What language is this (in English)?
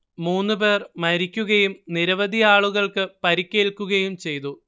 Malayalam